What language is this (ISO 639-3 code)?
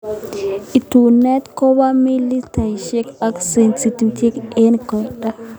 kln